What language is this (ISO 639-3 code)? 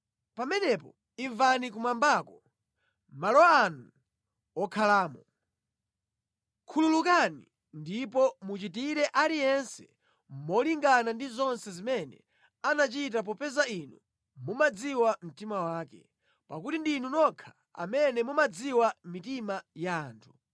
nya